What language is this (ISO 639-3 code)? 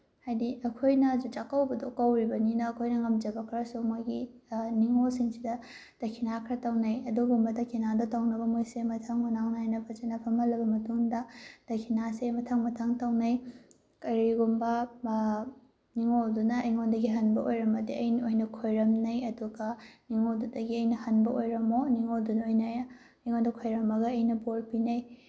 mni